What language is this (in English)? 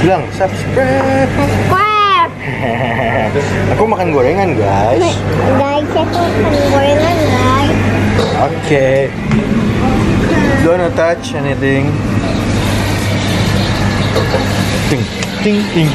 Indonesian